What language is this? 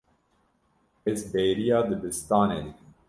Kurdish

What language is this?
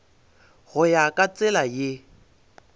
Northern Sotho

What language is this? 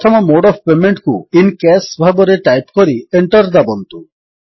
Odia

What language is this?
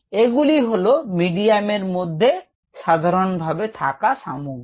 Bangla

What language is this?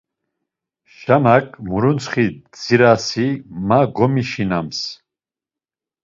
Laz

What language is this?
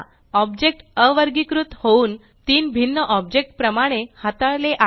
Marathi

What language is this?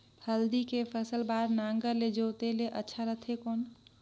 Chhattisgarhi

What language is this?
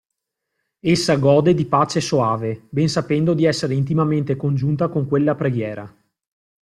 Italian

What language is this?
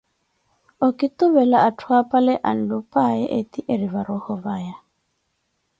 Koti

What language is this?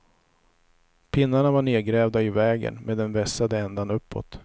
Swedish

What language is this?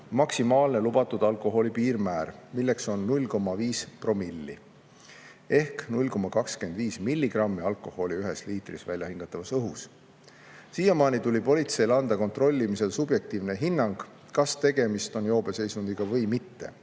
Estonian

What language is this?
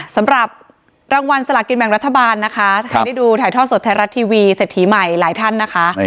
Thai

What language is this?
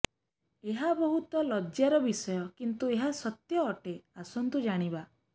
Odia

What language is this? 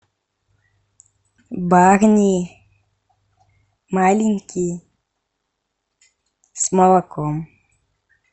Russian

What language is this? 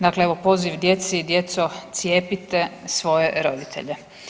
Croatian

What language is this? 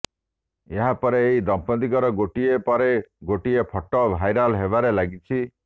Odia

